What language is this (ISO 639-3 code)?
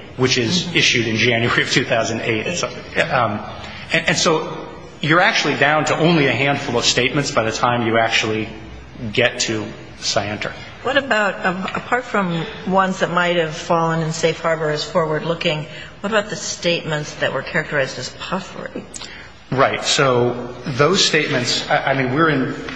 eng